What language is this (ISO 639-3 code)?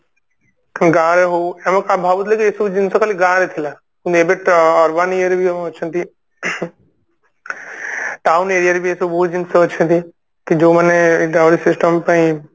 ori